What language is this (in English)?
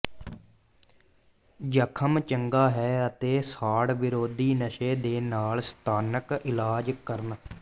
Punjabi